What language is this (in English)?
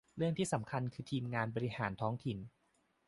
Thai